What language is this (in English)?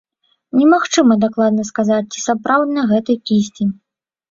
Belarusian